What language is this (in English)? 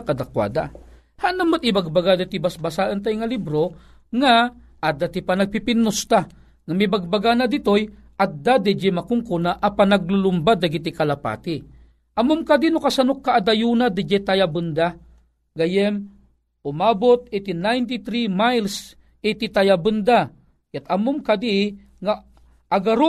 Filipino